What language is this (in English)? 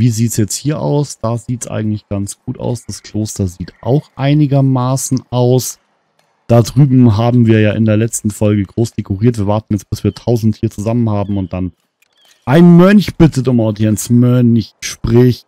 German